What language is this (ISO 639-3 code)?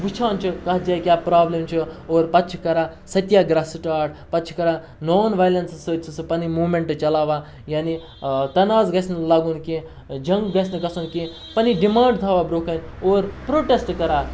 kas